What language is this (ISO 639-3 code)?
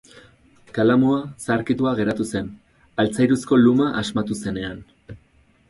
eus